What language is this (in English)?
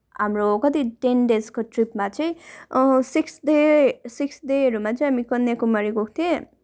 Nepali